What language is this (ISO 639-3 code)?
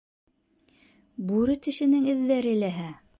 bak